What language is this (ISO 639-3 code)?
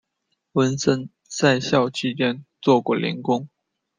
zho